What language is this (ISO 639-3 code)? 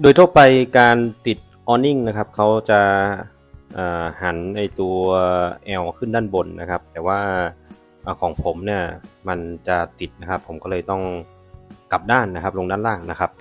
tha